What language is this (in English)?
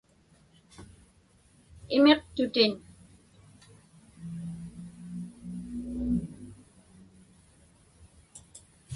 Inupiaq